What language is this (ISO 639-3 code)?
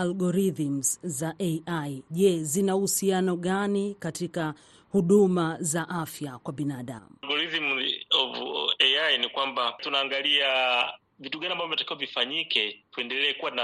swa